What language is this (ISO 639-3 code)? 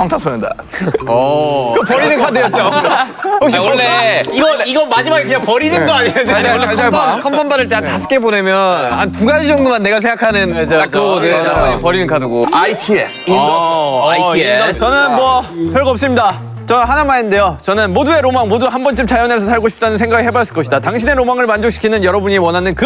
kor